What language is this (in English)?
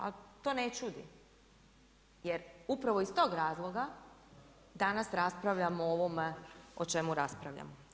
Croatian